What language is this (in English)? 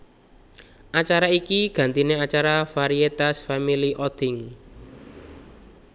Javanese